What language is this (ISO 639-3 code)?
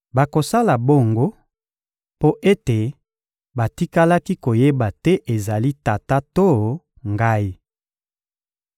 lin